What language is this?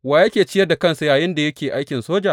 Hausa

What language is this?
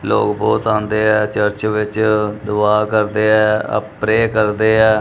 Punjabi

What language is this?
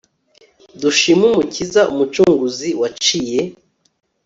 Kinyarwanda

